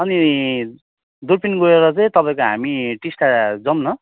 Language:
Nepali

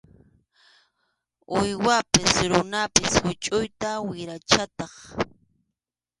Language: Arequipa-La Unión Quechua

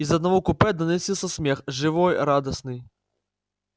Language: Russian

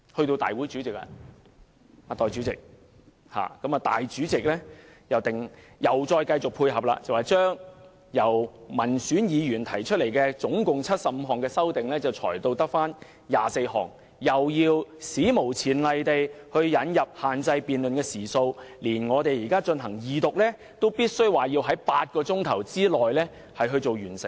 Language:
Cantonese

